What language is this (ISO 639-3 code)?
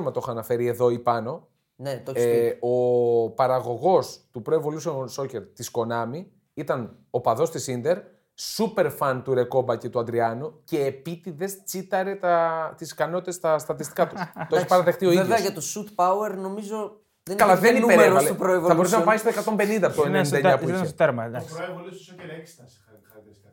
ell